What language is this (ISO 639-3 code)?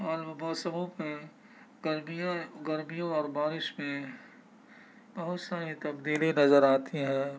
urd